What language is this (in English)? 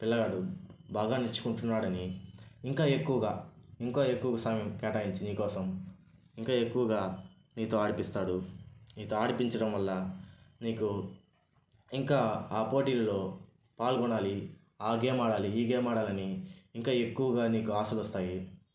Telugu